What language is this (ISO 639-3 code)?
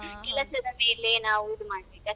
kan